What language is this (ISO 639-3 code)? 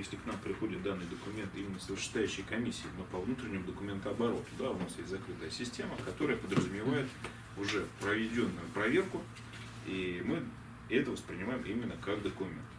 rus